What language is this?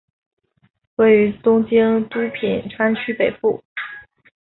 Chinese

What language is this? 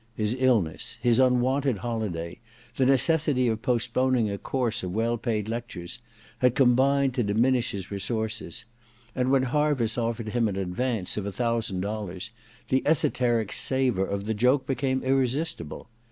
English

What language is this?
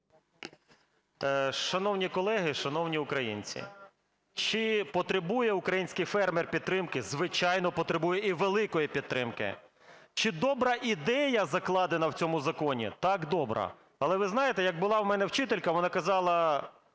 Ukrainian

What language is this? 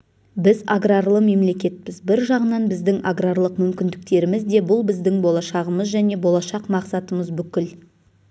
Kazakh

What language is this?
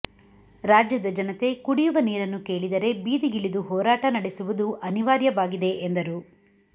Kannada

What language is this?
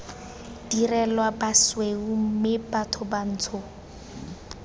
Tswana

